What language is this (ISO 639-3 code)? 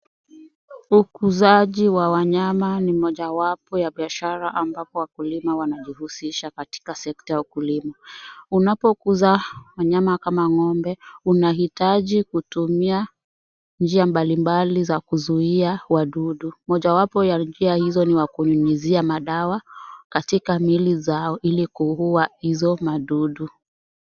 swa